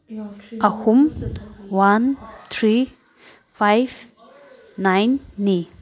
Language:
Manipuri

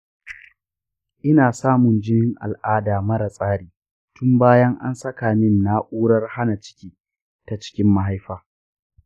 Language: Hausa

